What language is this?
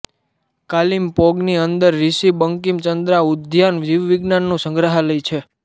Gujarati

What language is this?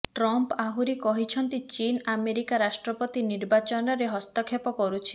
Odia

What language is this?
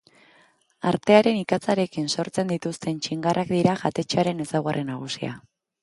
Basque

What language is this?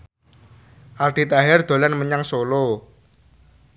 Javanese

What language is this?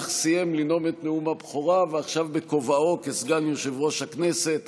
Hebrew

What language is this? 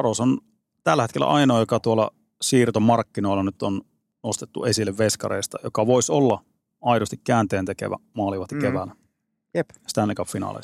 Finnish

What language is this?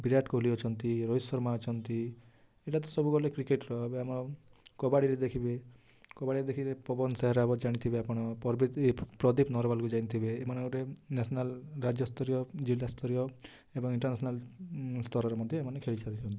Odia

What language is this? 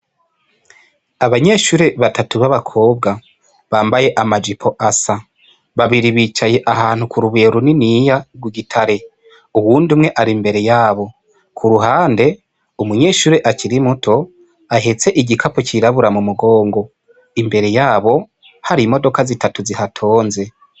Rundi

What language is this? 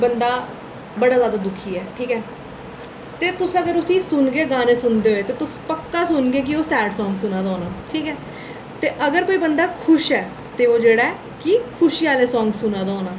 Dogri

